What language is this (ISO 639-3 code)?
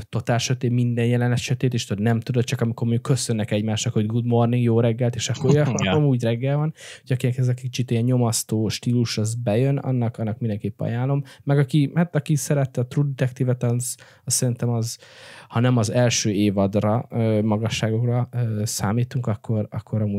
hun